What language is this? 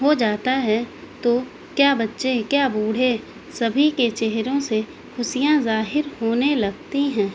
Urdu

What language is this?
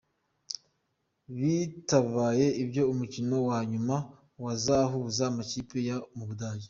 Kinyarwanda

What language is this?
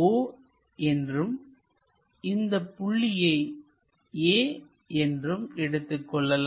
Tamil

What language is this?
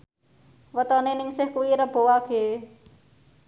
Javanese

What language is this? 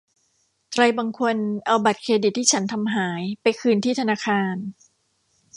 Thai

